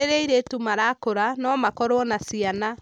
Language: Kikuyu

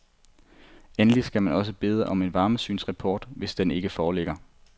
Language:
Danish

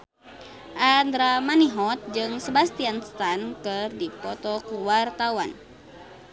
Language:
Sundanese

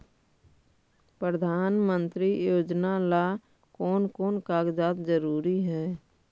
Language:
Magahi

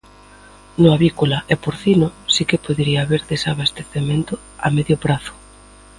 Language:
Galician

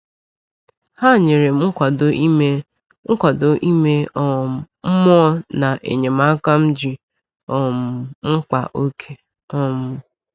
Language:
Igbo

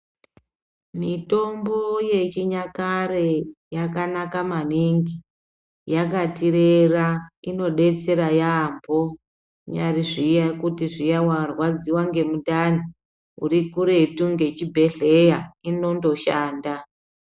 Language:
Ndau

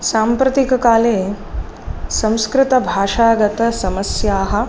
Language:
Sanskrit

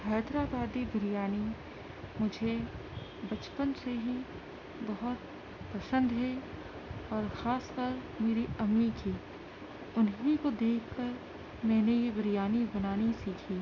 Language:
Urdu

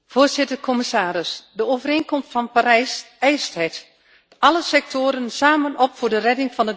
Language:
Dutch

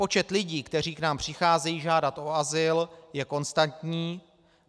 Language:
Czech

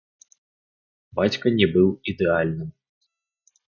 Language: Belarusian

